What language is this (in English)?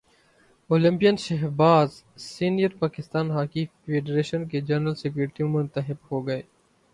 Urdu